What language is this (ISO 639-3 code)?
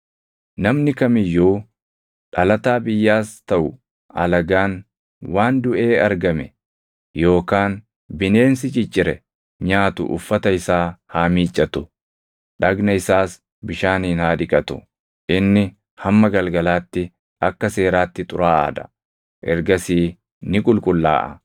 orm